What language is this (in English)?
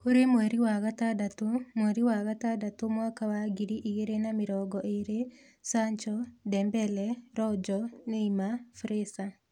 Kikuyu